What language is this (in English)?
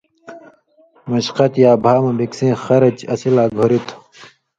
Indus Kohistani